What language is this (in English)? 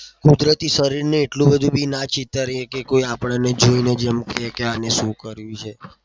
Gujarati